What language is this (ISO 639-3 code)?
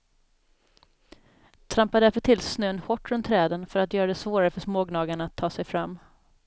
swe